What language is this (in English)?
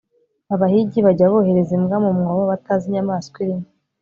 Kinyarwanda